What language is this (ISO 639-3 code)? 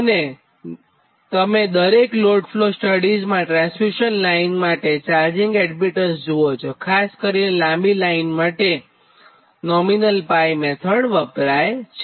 guj